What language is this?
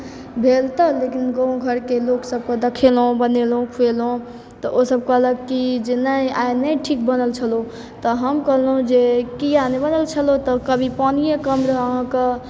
Maithili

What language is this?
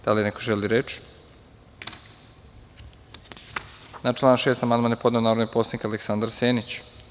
Serbian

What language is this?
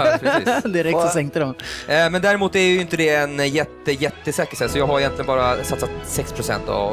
Swedish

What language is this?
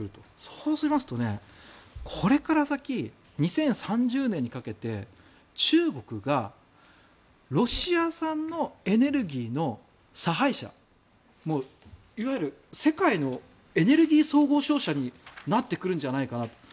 Japanese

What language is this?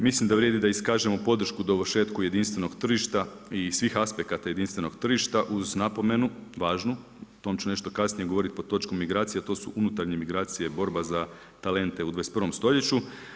Croatian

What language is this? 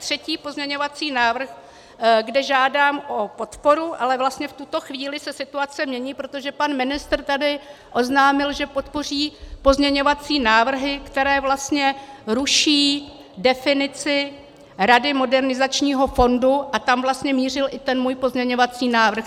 Czech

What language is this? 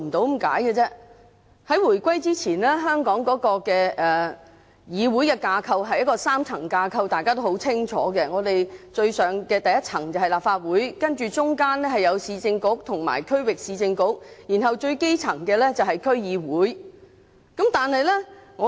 Cantonese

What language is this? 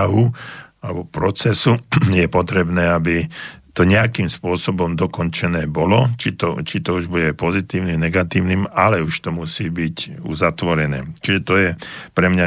Slovak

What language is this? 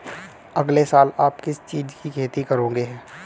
Hindi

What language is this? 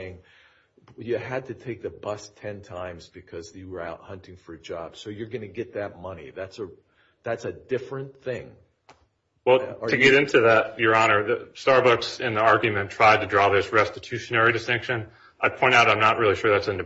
English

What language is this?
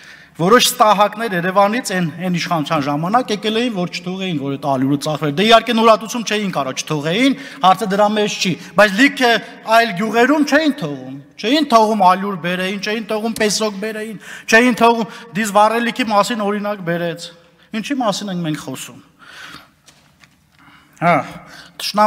Romanian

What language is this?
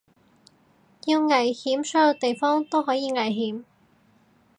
Cantonese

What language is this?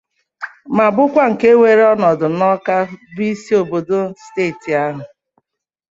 Igbo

